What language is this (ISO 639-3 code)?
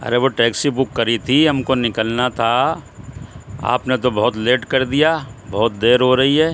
urd